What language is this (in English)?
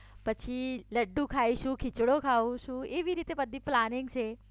Gujarati